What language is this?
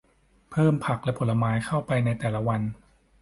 Thai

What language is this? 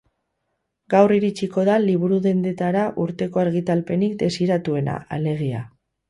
Basque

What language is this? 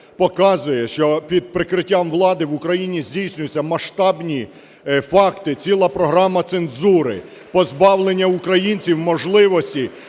Ukrainian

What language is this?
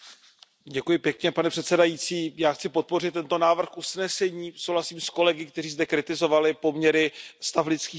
Czech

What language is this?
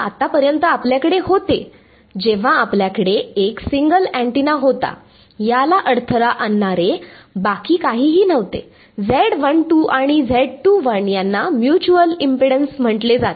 Marathi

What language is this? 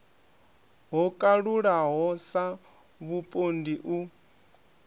Venda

